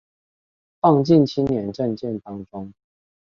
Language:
Chinese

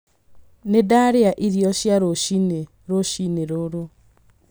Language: Kikuyu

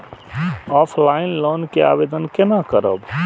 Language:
Maithili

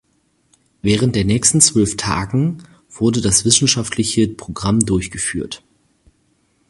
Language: German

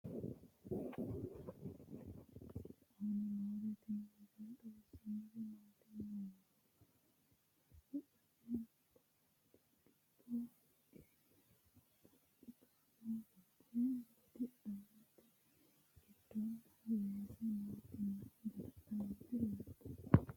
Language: Sidamo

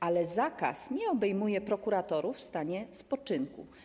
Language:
Polish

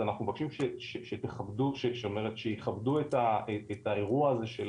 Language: Hebrew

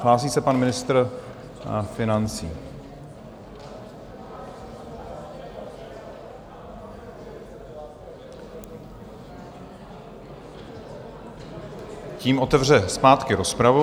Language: Czech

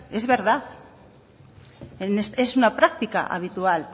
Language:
Spanish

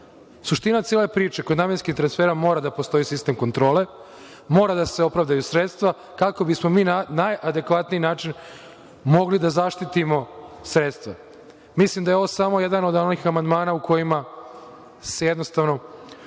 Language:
Serbian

